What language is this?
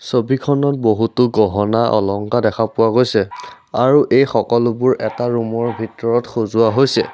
Assamese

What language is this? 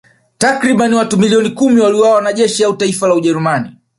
Swahili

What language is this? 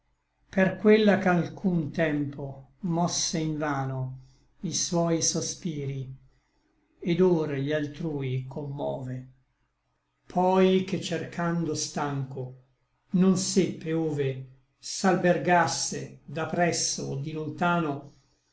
Italian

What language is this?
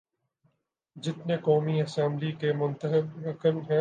Urdu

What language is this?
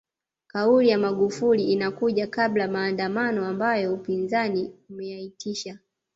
Swahili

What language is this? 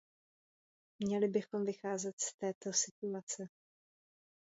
Czech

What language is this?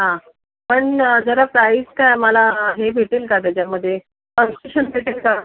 Marathi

